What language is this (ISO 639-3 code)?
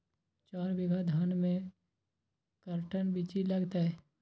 mag